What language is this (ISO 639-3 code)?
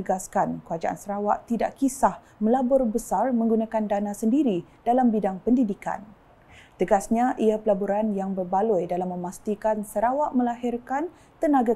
msa